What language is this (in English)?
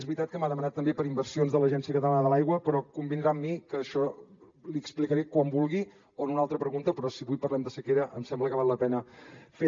Catalan